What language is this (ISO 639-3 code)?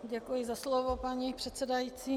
ces